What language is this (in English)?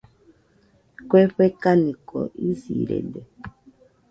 Nüpode Huitoto